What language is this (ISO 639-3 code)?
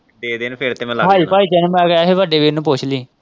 pan